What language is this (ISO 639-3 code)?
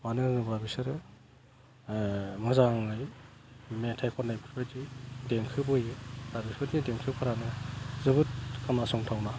brx